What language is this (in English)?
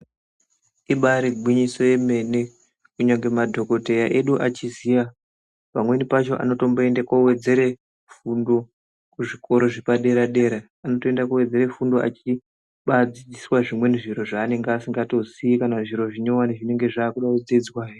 Ndau